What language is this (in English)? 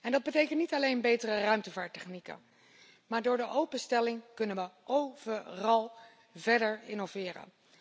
Dutch